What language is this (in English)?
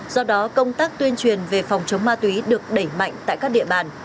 Vietnamese